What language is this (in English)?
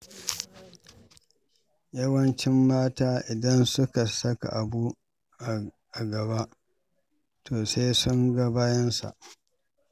Hausa